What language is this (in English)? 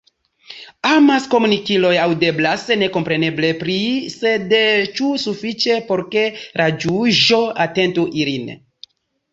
Esperanto